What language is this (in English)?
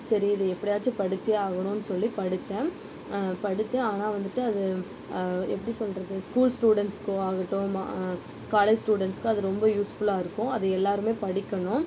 Tamil